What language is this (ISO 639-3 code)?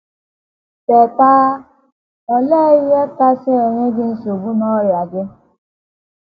ibo